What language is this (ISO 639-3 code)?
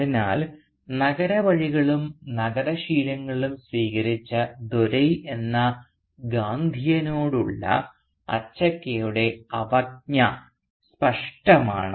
mal